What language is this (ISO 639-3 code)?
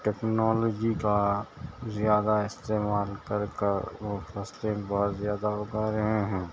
urd